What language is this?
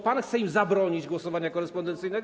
Polish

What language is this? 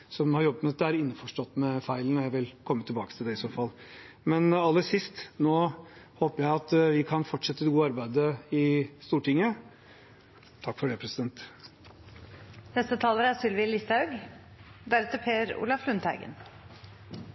Norwegian Bokmål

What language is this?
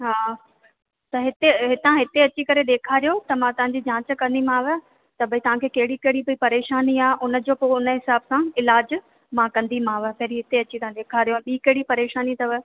Sindhi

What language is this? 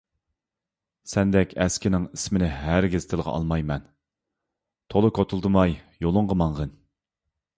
Uyghur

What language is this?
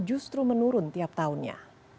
Indonesian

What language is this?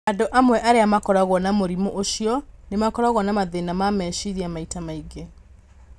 Kikuyu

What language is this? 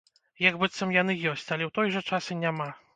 Belarusian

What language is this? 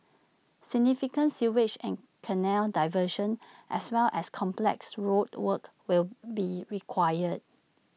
English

